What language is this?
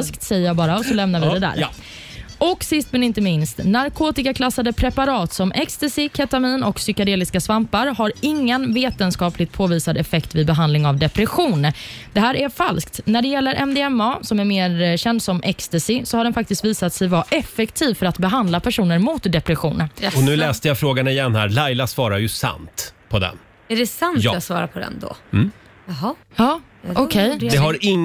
Swedish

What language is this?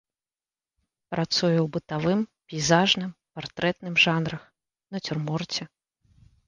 Belarusian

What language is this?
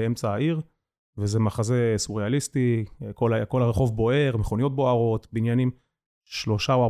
Hebrew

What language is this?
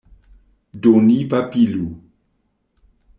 Esperanto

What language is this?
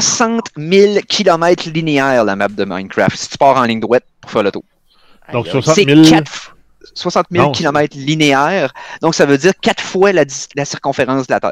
French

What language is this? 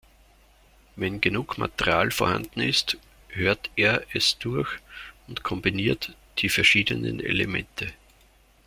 German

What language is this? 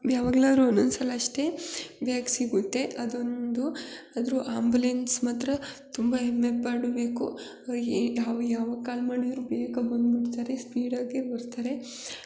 Kannada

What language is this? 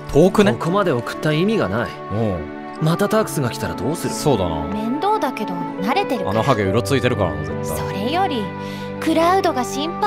Japanese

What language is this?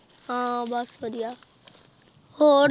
Punjabi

